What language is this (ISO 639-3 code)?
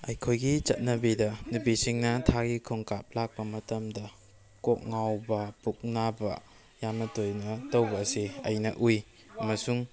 mni